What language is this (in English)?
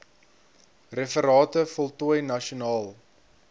Afrikaans